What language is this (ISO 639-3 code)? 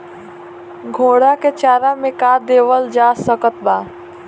bho